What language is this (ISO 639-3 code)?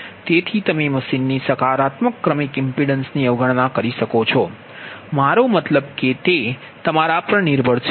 guj